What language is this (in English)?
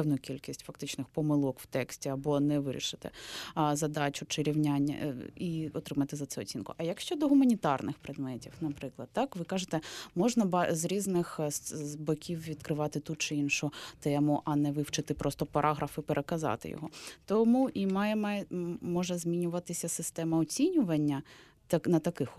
Ukrainian